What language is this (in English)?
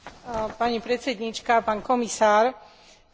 Slovak